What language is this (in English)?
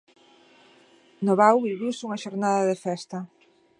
Galician